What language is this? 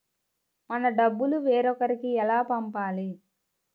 Telugu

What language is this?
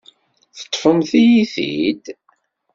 Kabyle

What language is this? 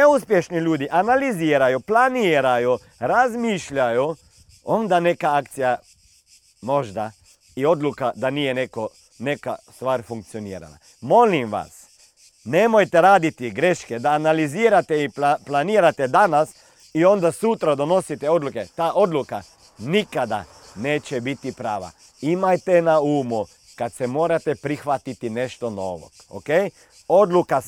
Croatian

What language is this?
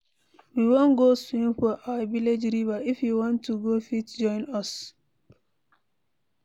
Nigerian Pidgin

